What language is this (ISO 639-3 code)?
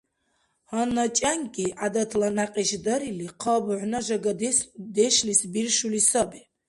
dar